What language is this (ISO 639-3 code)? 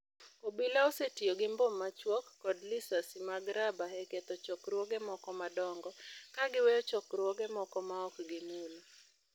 luo